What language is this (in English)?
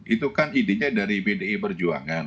Indonesian